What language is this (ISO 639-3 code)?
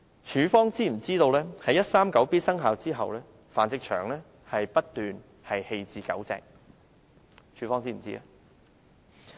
yue